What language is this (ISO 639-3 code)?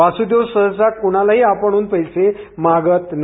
mar